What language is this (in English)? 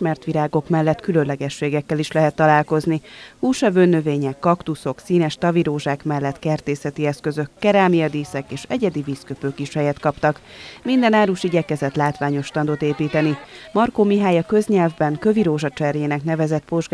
Hungarian